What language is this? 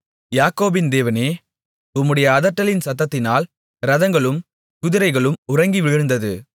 Tamil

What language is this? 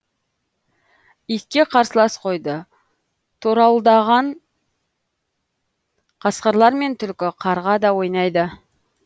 Kazakh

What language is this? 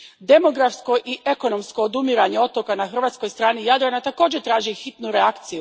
Croatian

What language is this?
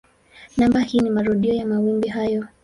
Swahili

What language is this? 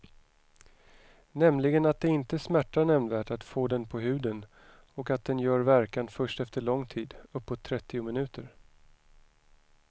Swedish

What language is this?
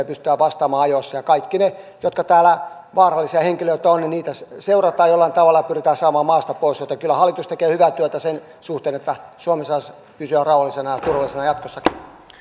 Finnish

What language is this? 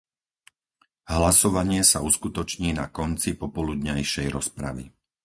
Slovak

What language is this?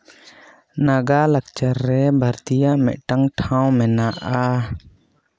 Santali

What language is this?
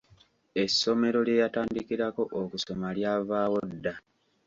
Ganda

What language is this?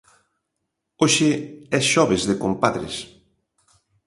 Galician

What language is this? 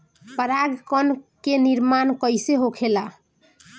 Bhojpuri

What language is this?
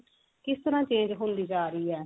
Punjabi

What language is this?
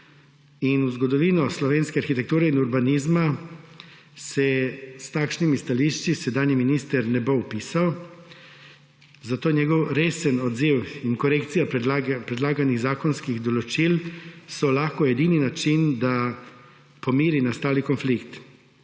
Slovenian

